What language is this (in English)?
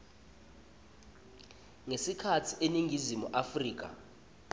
Swati